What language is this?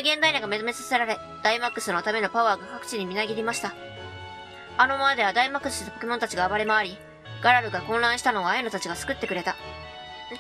Japanese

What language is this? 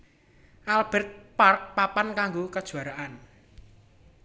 Javanese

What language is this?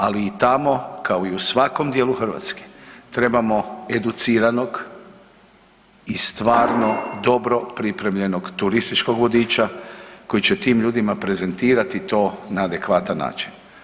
Croatian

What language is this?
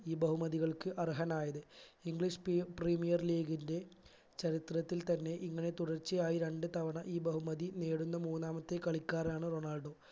Malayalam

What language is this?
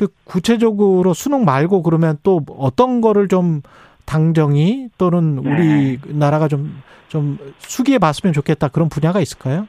Korean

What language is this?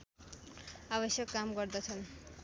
Nepali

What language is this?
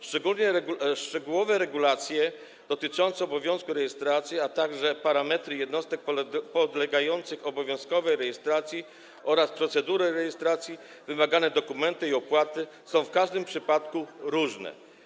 Polish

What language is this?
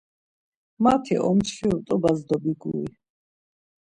Laz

